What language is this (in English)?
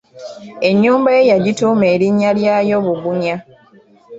Ganda